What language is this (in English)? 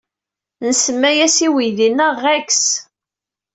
Kabyle